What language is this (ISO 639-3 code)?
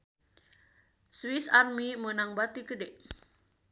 sun